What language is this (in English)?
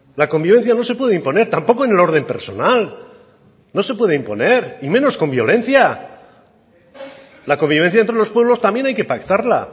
Spanish